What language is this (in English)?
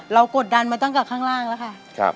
Thai